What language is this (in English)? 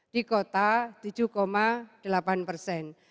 Indonesian